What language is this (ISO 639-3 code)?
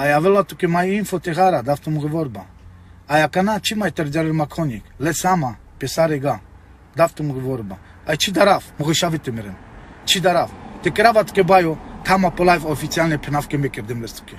ron